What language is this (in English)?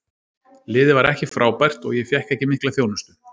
Icelandic